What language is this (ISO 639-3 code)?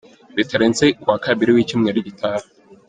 kin